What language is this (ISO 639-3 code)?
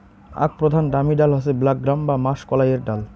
ben